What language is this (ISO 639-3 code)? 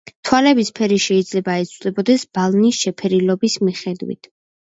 kat